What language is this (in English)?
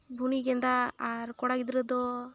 Santali